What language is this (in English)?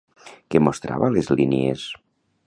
Catalan